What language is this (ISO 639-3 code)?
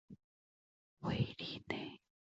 zho